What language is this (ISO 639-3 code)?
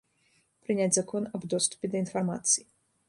bel